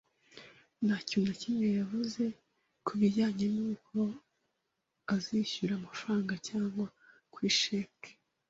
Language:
Kinyarwanda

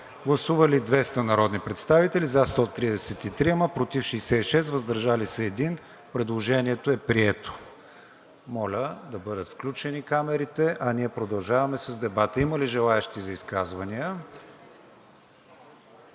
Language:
Bulgarian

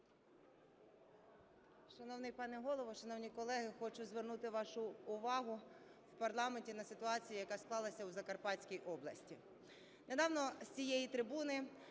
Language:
Ukrainian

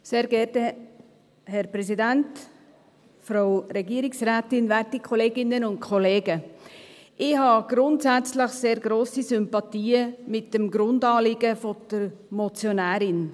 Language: Swiss German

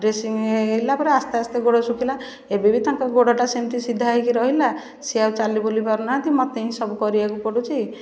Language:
Odia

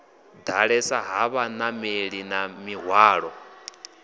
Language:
Venda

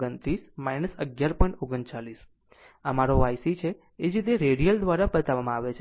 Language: Gujarati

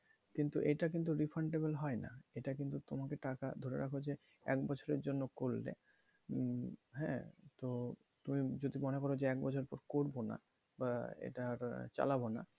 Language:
Bangla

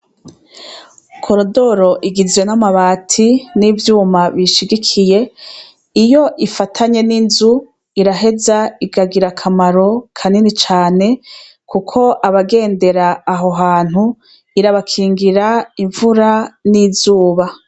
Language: Rundi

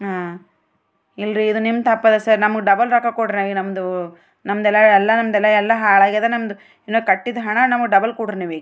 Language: Kannada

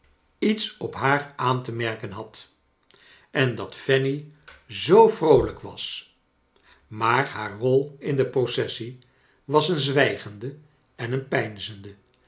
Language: Dutch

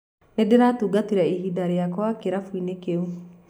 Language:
Kikuyu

